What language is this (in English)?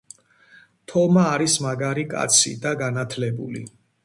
Georgian